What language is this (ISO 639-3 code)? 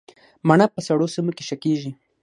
pus